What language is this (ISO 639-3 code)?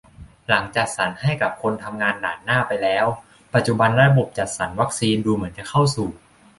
tha